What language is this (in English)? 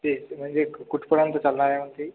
Marathi